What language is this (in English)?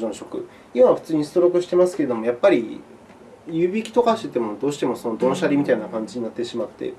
Japanese